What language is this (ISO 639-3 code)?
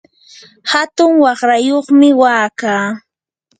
qur